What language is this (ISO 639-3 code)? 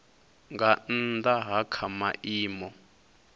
ven